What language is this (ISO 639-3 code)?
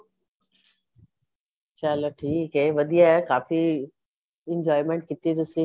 pan